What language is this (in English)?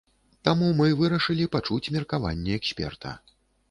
Belarusian